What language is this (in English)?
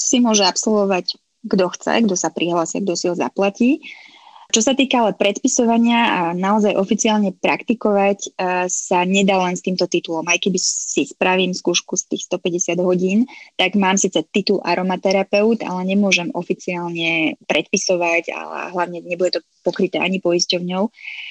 Slovak